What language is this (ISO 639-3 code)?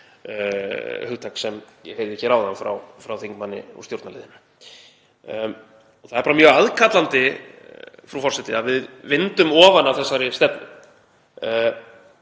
isl